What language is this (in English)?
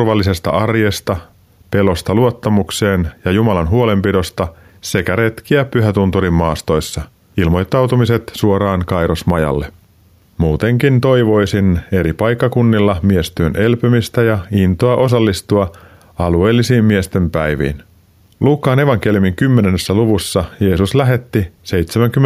Finnish